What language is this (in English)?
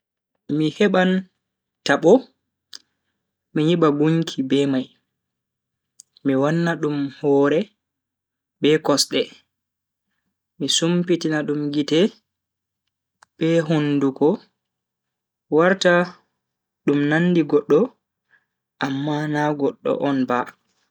Bagirmi Fulfulde